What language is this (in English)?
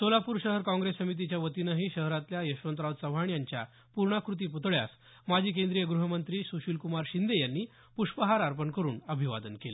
Marathi